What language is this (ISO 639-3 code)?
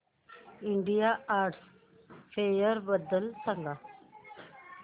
mar